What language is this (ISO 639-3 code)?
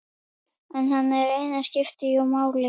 isl